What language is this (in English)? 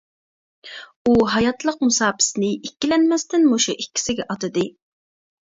Uyghur